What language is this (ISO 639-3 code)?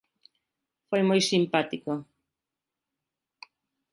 glg